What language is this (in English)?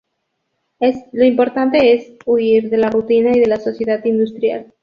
Spanish